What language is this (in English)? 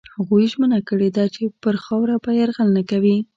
Pashto